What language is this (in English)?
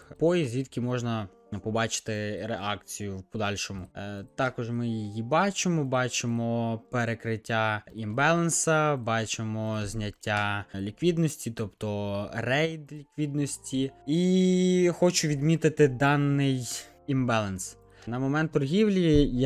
Ukrainian